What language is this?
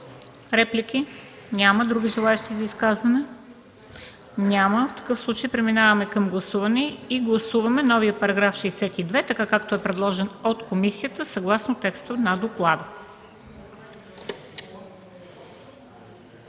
Bulgarian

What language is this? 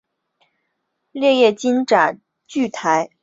Chinese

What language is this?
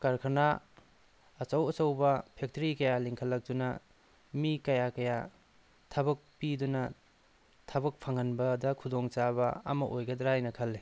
Manipuri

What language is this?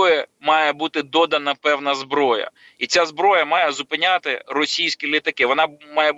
Ukrainian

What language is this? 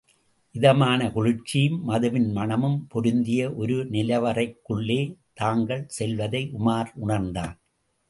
Tamil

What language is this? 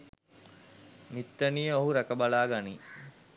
Sinhala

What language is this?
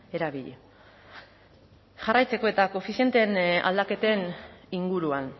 Basque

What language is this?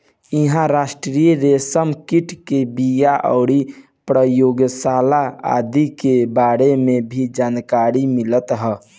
Bhojpuri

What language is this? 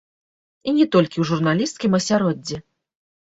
Belarusian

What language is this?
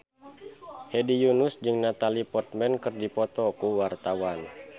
Sundanese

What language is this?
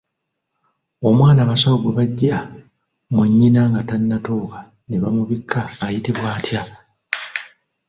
Ganda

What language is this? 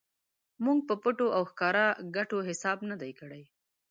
Pashto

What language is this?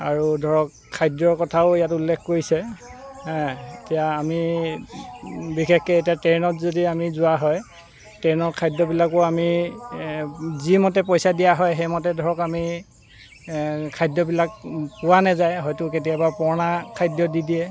Assamese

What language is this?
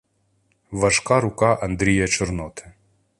Ukrainian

